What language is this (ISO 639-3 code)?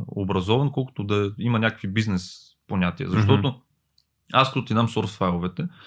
bul